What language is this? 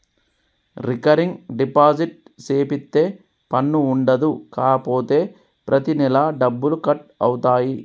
Telugu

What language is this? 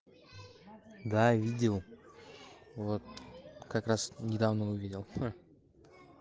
Russian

